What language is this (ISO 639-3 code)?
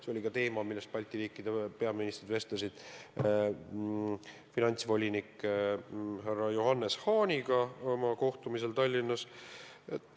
est